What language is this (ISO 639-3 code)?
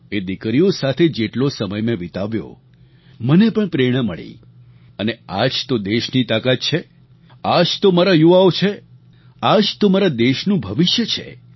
guj